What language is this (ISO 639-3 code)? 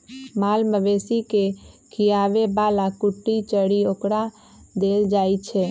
mag